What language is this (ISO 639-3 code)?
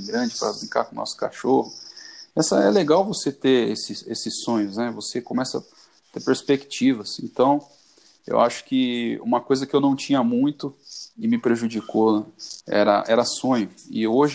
por